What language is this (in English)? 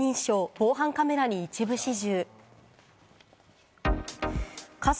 Japanese